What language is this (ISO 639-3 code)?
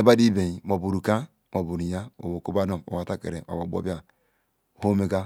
ikw